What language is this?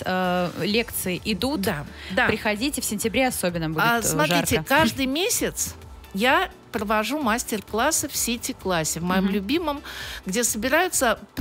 Russian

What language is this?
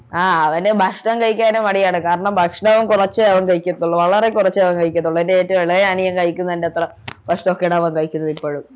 Malayalam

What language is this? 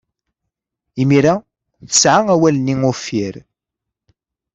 Kabyle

